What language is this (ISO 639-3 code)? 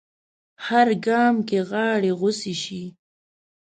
pus